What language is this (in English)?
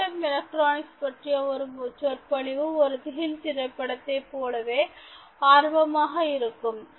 Tamil